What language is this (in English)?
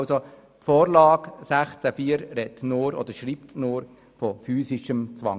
Swiss German